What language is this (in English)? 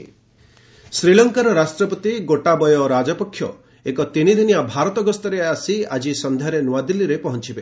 Odia